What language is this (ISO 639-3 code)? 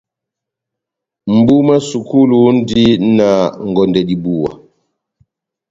bnm